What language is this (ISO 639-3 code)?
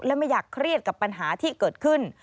tha